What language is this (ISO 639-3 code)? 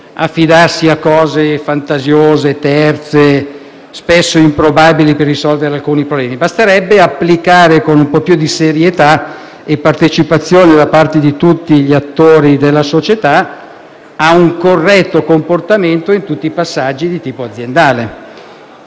ita